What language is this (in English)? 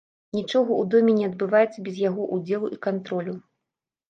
Belarusian